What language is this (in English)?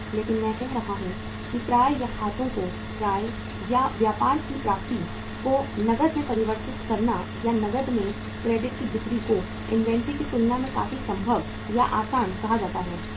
Hindi